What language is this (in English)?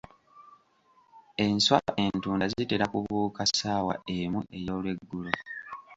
Ganda